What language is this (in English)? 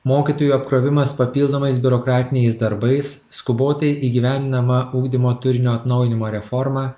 Lithuanian